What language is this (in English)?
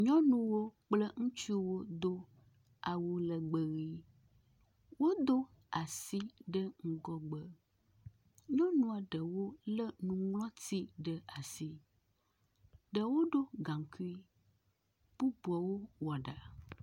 Ewe